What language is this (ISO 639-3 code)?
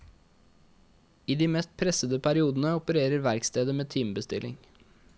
nor